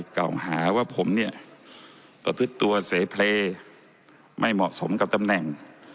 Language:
Thai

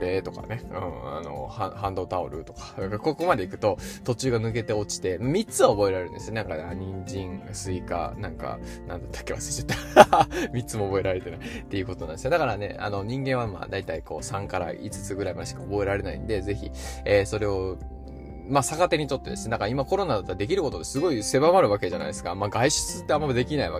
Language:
Japanese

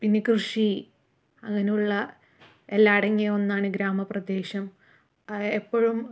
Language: Malayalam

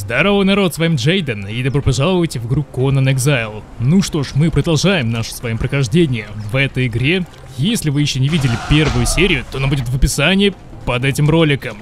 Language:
Russian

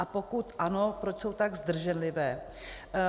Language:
Czech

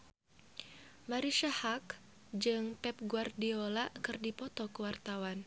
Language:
Sundanese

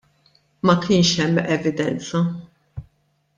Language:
Maltese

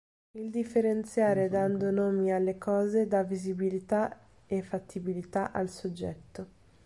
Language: Italian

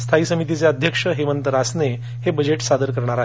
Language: Marathi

